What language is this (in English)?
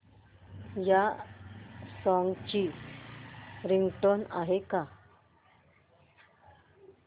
Marathi